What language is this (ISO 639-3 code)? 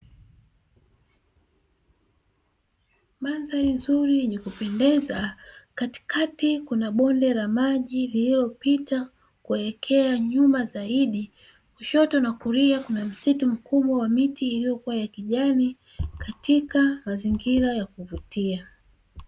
swa